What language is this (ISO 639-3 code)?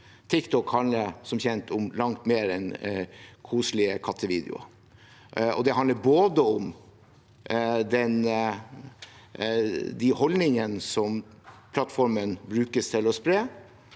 nor